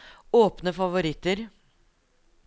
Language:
Norwegian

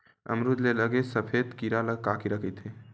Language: Chhattisgarhi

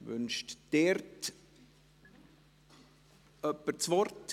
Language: Swiss German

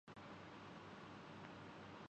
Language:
Urdu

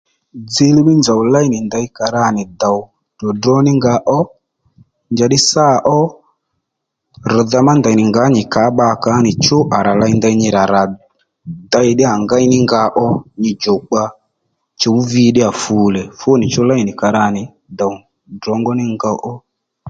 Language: Lendu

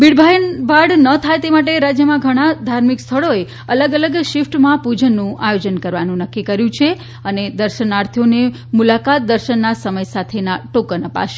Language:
Gujarati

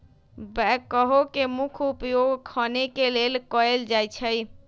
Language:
Magahi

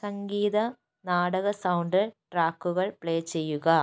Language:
Malayalam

